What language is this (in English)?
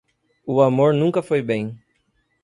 Portuguese